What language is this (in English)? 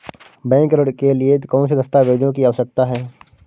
Hindi